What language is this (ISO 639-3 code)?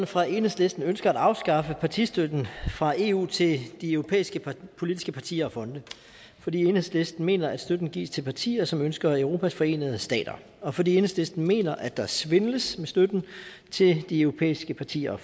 dan